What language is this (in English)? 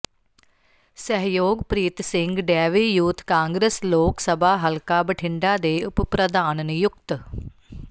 Punjabi